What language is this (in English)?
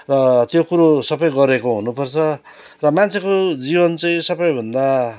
Nepali